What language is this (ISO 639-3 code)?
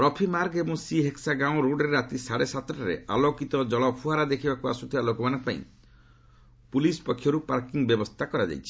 ori